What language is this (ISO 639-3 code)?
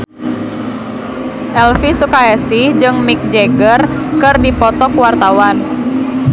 sun